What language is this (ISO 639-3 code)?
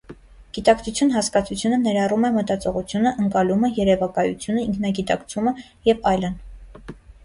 hye